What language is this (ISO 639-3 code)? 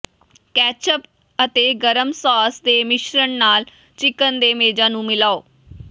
pan